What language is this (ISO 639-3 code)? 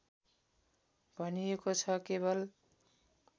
nep